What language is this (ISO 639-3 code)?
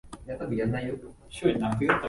jpn